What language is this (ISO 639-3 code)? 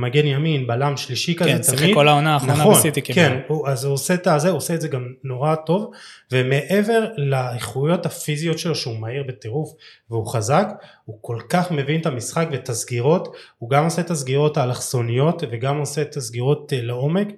heb